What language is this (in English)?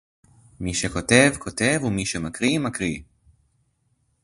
Hebrew